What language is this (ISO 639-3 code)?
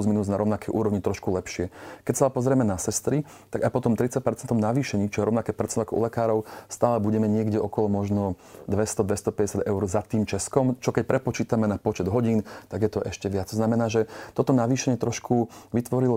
slk